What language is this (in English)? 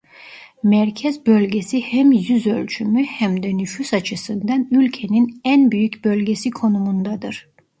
Turkish